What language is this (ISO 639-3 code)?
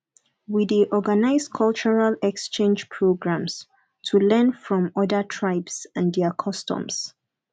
pcm